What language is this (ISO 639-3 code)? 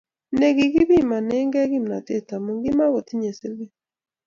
kln